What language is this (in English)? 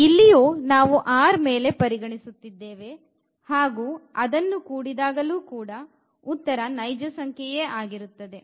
Kannada